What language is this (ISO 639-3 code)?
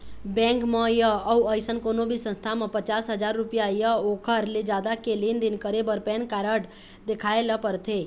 hne